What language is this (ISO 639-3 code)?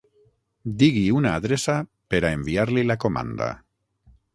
cat